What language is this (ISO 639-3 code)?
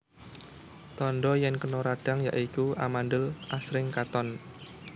jav